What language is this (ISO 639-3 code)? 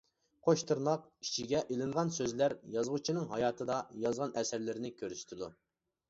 uig